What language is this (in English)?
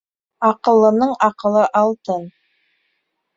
Bashkir